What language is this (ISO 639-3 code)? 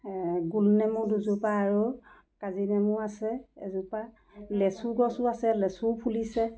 asm